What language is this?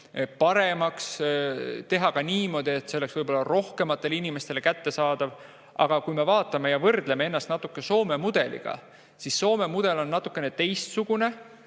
Estonian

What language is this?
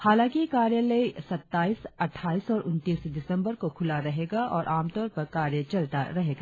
Hindi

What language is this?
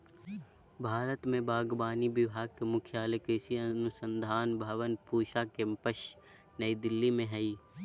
Magahi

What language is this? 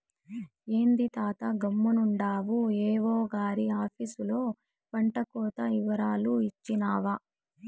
Telugu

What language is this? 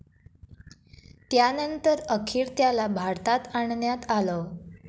Marathi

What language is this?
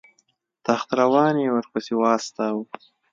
Pashto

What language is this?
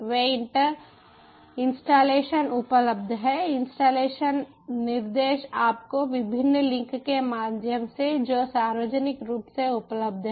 Hindi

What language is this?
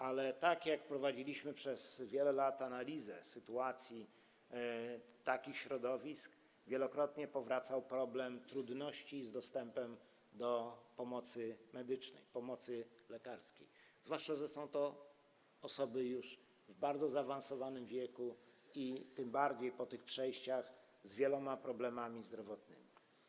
Polish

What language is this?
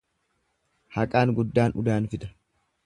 Oromo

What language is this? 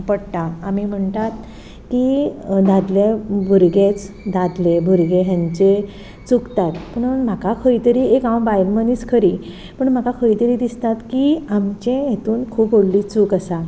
Konkani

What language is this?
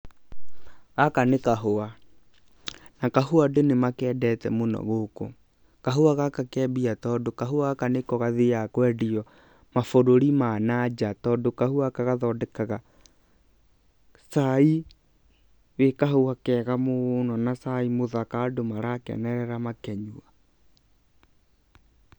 Kikuyu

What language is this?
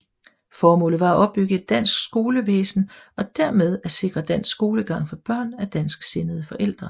Danish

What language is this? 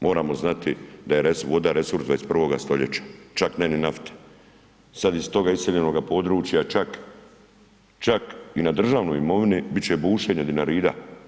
Croatian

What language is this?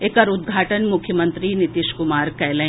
Maithili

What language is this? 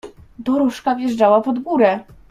Polish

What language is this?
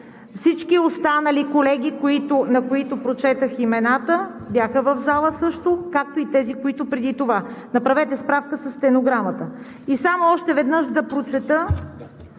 Bulgarian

